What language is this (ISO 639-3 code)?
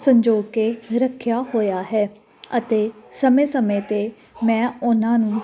pan